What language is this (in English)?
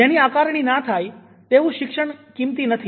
Gujarati